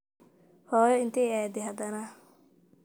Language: Somali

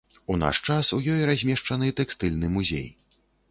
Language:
Belarusian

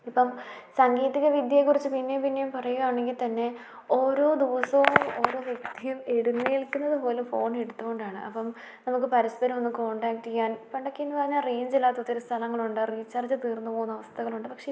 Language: Malayalam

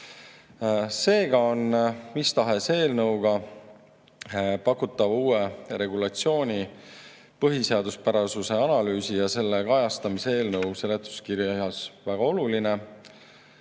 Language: Estonian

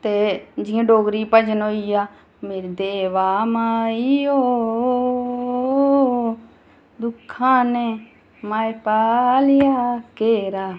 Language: Dogri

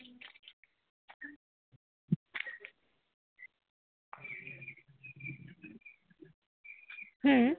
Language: Santali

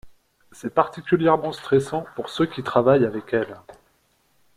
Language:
French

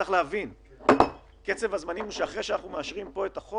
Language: Hebrew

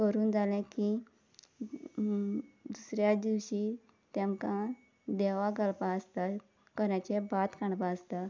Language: Konkani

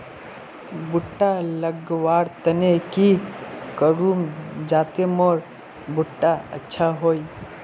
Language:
Magahi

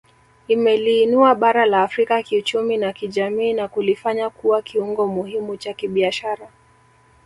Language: Swahili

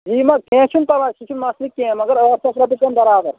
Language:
Kashmiri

